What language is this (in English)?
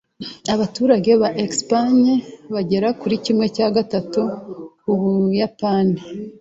Kinyarwanda